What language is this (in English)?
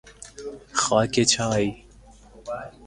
Persian